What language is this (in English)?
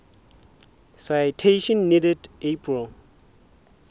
Southern Sotho